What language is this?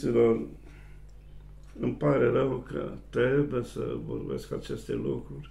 Romanian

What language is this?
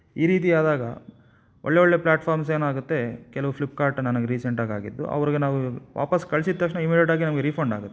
Kannada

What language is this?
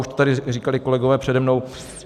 Czech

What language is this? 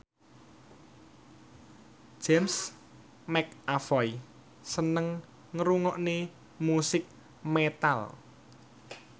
Javanese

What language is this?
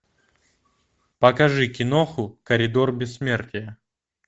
Russian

